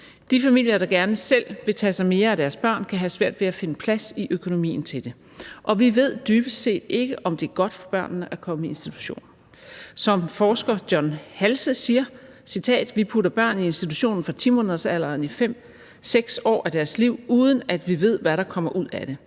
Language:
Danish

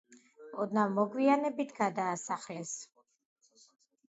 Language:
Georgian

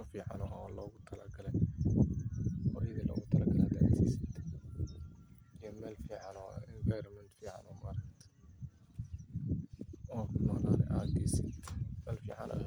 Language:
Somali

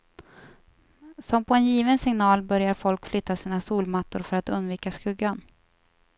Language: Swedish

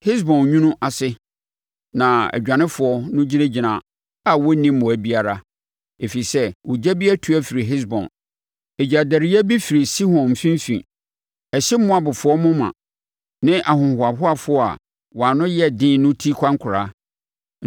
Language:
Akan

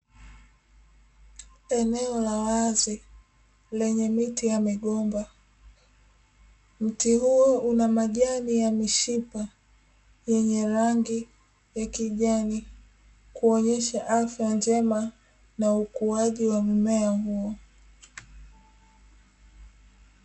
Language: Swahili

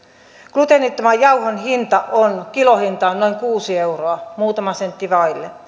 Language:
Finnish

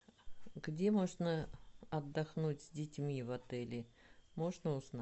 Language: Russian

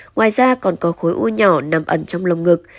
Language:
Vietnamese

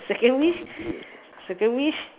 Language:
English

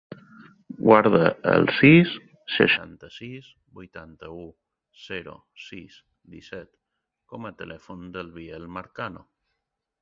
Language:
Catalan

